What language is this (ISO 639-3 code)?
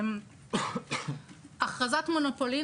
heb